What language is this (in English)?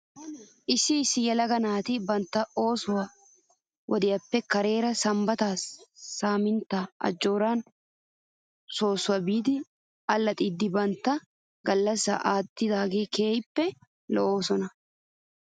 Wolaytta